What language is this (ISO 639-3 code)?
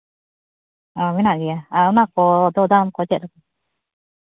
sat